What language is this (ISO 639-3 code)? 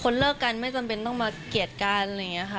tha